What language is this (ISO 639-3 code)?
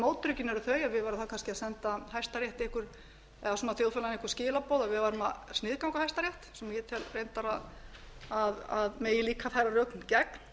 isl